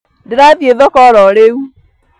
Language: Kikuyu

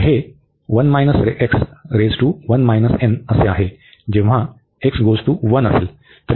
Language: Marathi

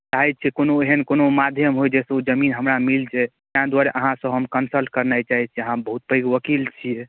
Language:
Maithili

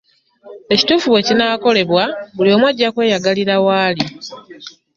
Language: Ganda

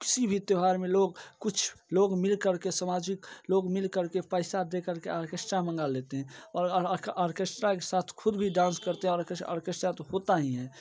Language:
Hindi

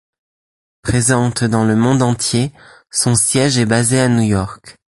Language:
French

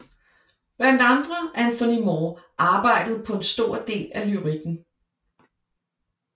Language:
Danish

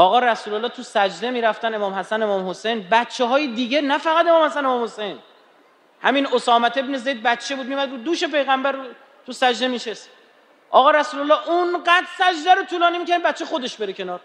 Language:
Persian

